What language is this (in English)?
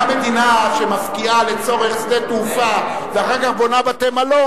Hebrew